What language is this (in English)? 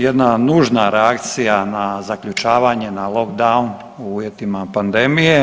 Croatian